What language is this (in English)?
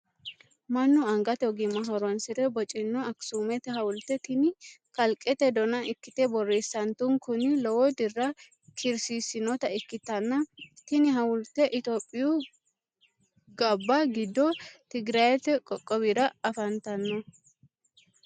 Sidamo